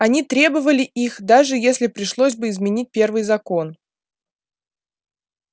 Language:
Russian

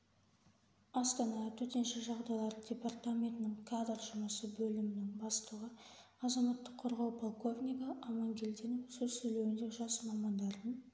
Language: Kazakh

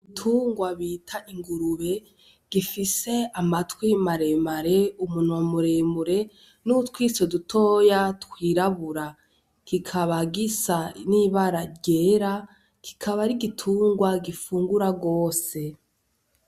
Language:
Rundi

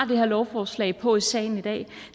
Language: Danish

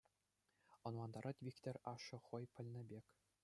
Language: Chuvash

